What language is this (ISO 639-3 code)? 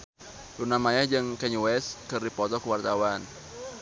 sun